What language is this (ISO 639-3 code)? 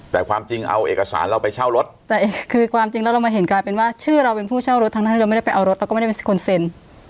tha